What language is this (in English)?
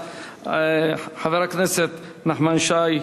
Hebrew